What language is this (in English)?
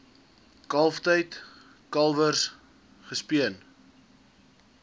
Afrikaans